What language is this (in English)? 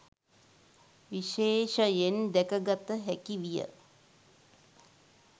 Sinhala